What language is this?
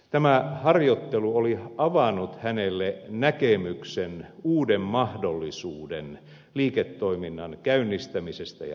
Finnish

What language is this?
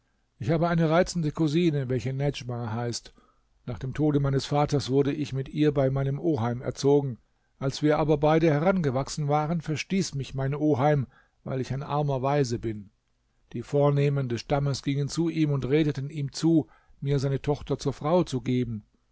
German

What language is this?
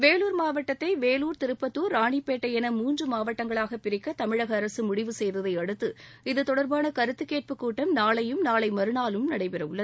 Tamil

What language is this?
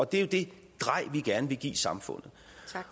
Danish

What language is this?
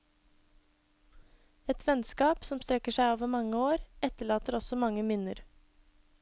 Norwegian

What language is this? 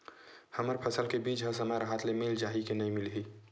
Chhattisgarhi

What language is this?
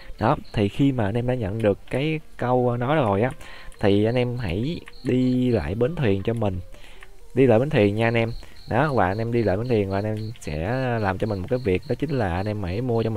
Vietnamese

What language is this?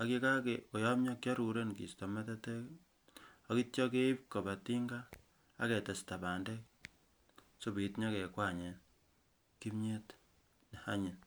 Kalenjin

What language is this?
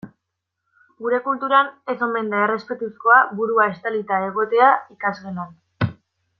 Basque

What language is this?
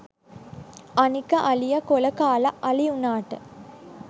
Sinhala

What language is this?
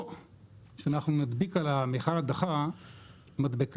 Hebrew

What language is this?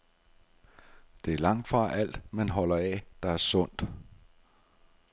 Danish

